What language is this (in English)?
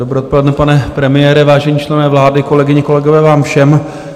Czech